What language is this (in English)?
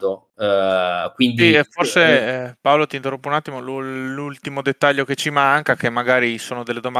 Italian